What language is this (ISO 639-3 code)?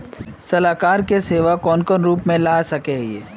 mag